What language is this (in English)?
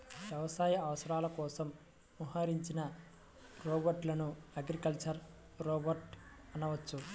Telugu